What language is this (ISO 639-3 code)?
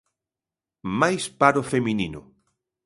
glg